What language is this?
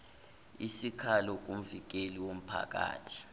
Zulu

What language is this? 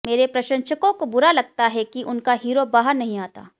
Hindi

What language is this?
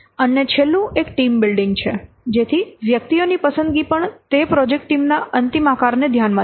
Gujarati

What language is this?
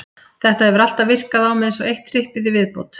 Icelandic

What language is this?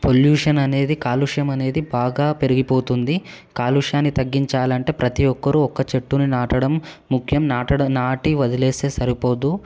Telugu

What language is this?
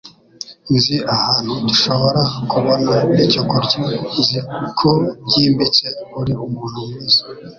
Kinyarwanda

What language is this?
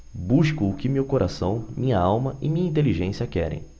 Portuguese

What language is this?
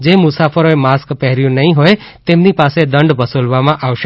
Gujarati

